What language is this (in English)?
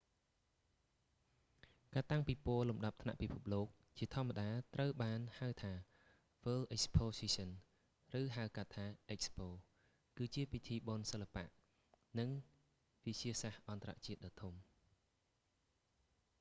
Khmer